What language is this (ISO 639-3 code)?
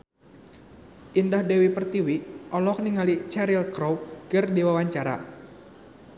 sun